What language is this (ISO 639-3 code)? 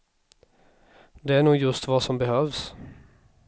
swe